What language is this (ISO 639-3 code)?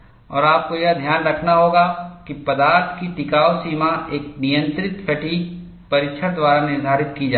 hin